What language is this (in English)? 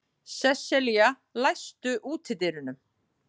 Icelandic